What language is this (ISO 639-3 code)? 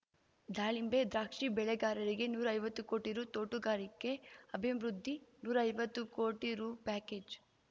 kan